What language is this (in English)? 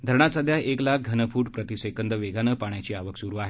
Marathi